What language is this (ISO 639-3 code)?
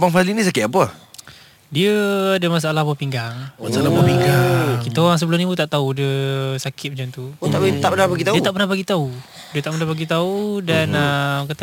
msa